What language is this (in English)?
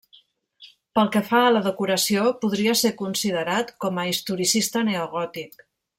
Catalan